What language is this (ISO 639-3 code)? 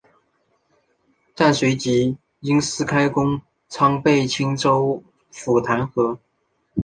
zho